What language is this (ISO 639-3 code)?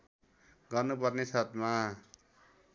nep